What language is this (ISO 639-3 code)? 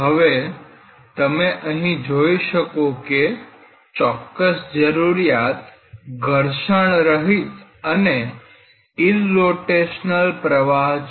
guj